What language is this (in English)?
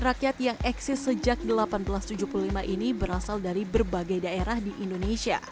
Indonesian